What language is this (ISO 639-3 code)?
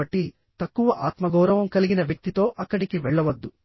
tel